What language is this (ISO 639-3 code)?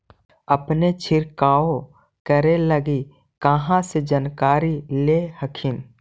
mag